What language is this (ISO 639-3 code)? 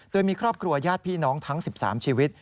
tha